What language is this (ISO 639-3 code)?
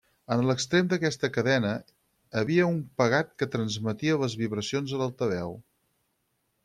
cat